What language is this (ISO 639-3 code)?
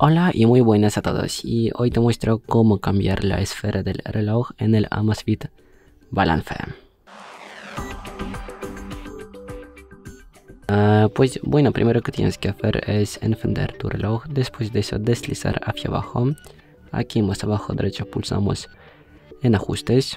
spa